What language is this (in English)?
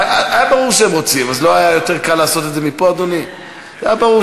Hebrew